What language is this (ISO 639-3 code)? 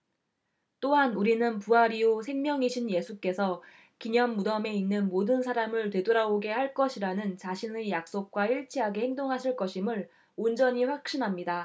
kor